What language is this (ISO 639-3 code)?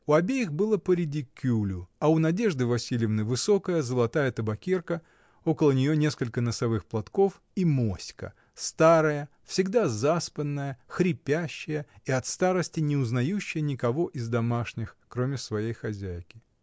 rus